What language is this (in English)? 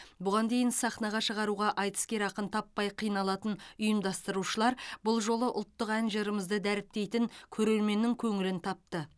Kazakh